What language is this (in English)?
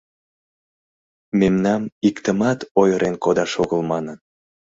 Mari